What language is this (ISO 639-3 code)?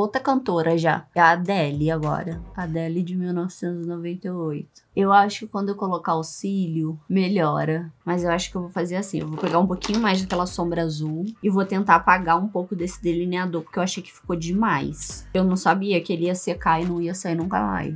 por